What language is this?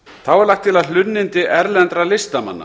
Icelandic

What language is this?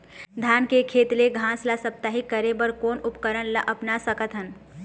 Chhattisgarhi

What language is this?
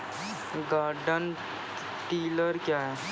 Maithili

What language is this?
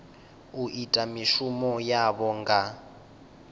Venda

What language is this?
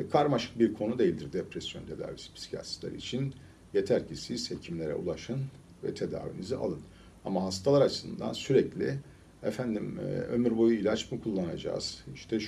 Turkish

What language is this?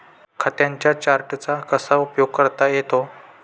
Marathi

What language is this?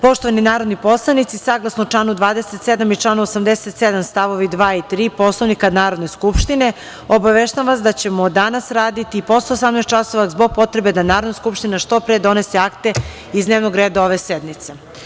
Serbian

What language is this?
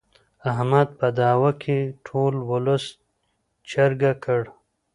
Pashto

